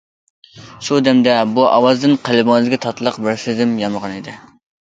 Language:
Uyghur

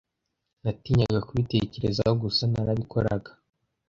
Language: Kinyarwanda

